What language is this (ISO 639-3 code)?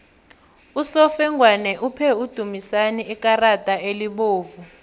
nbl